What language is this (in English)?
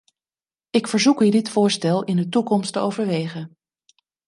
Dutch